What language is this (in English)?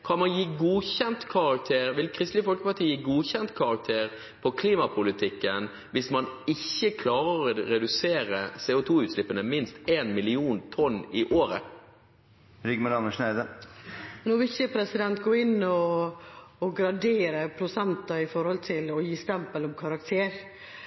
Norwegian Bokmål